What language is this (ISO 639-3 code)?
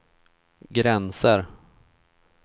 swe